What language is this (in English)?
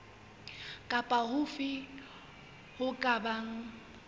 Southern Sotho